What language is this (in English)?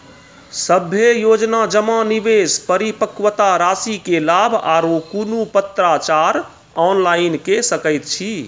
Maithili